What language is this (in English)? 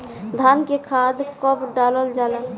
Bhojpuri